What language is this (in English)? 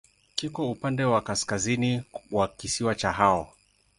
Swahili